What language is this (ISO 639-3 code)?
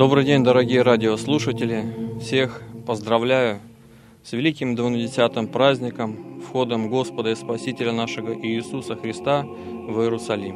rus